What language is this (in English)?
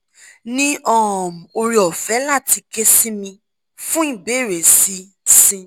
Yoruba